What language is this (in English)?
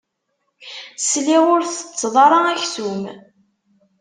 Kabyle